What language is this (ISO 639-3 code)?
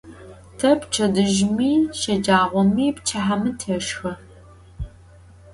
ady